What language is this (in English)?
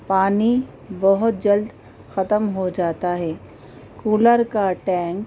Urdu